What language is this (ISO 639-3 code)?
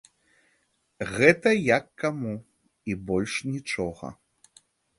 bel